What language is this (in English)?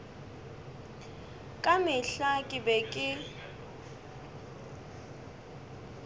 Northern Sotho